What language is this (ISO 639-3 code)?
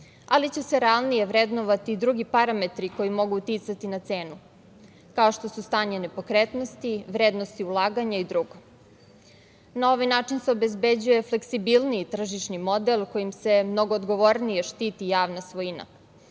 srp